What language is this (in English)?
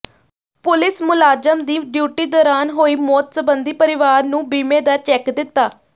Punjabi